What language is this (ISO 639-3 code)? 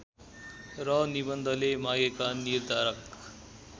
nep